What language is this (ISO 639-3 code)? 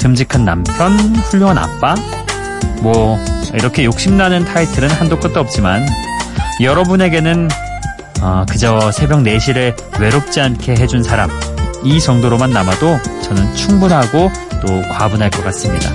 kor